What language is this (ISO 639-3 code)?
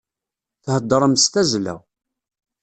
kab